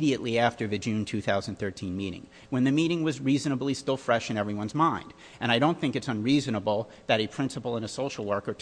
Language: English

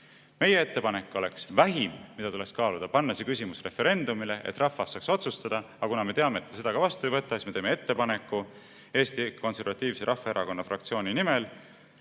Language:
Estonian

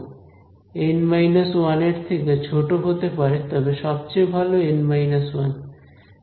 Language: Bangla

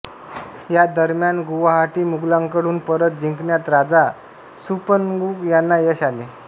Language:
Marathi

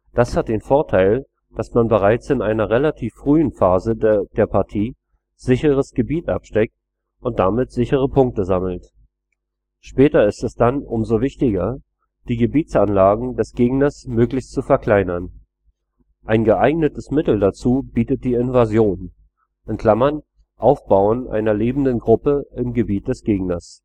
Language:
German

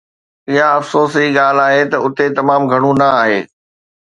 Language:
Sindhi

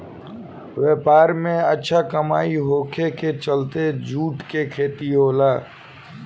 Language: Bhojpuri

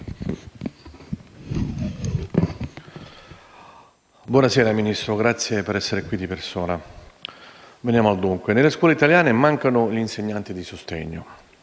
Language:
Italian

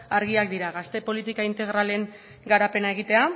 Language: Basque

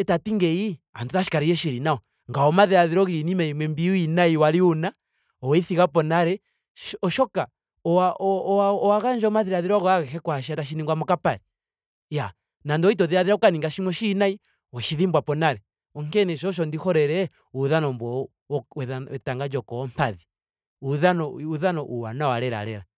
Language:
Ndonga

